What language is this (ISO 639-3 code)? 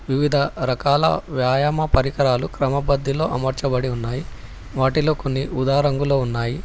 tel